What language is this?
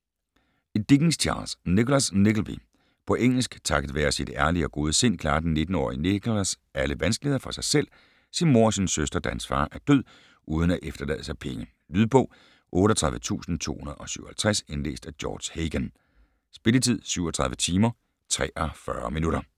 Danish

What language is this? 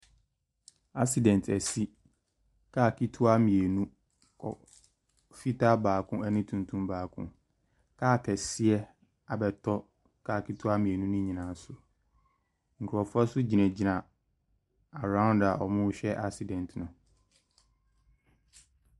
Akan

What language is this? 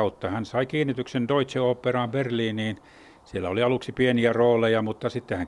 Finnish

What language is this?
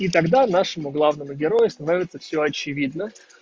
Russian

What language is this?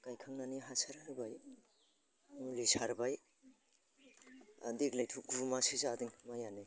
Bodo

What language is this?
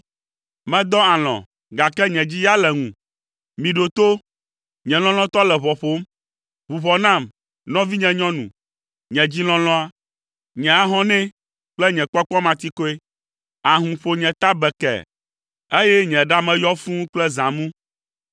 Ewe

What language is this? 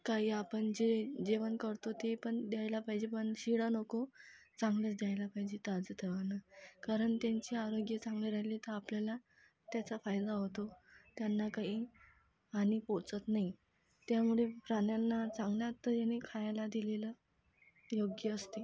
Marathi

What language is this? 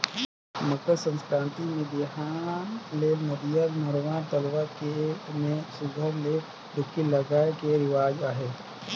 Chhattisgarhi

